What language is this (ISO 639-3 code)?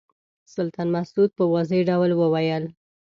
pus